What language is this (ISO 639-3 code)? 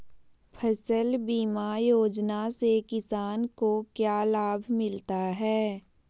mag